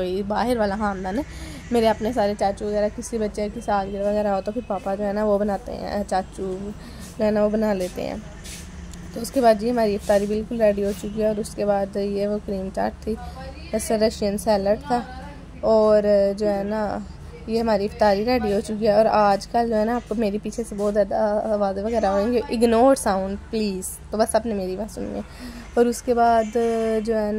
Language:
Hindi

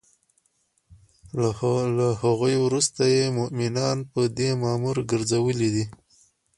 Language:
Pashto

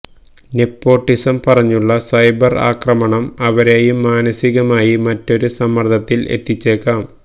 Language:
Malayalam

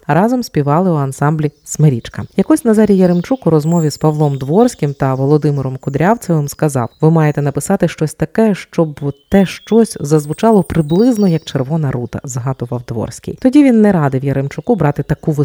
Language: Ukrainian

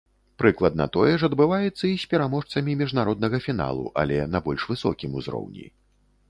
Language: Belarusian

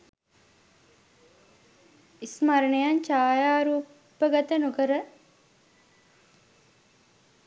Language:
Sinhala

